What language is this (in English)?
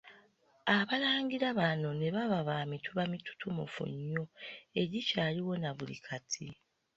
Ganda